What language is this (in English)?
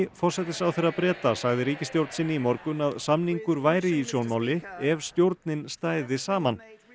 Icelandic